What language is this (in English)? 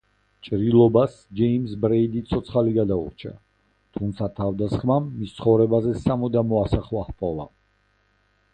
Georgian